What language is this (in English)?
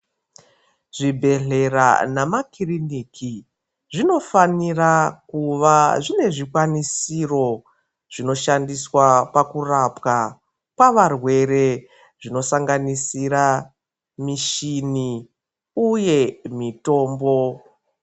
Ndau